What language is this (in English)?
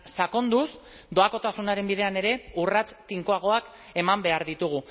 Basque